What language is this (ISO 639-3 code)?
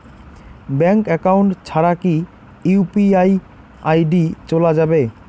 ben